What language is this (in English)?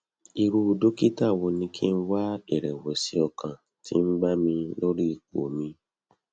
Yoruba